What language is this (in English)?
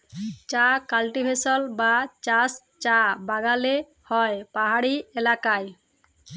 Bangla